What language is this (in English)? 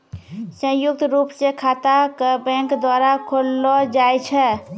Maithili